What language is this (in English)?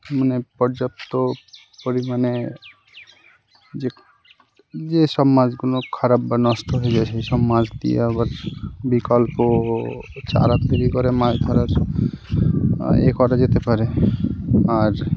Bangla